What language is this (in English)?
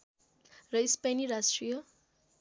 Nepali